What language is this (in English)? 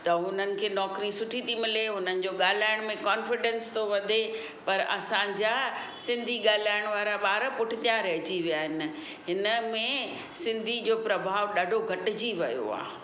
Sindhi